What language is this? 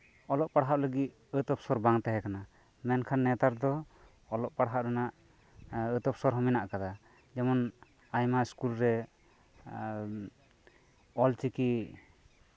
Santali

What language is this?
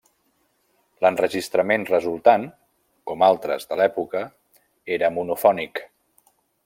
Catalan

